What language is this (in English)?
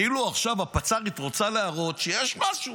Hebrew